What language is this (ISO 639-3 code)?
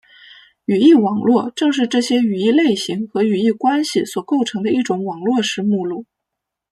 zho